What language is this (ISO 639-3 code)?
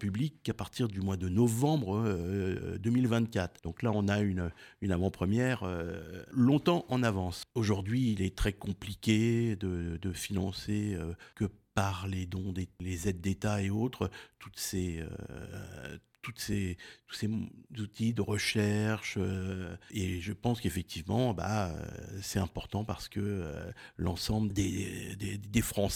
fra